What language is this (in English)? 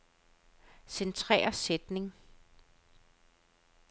Danish